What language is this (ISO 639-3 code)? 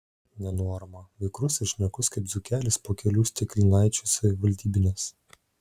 lit